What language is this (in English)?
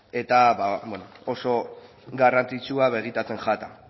Basque